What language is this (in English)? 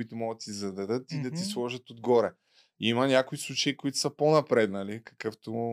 Bulgarian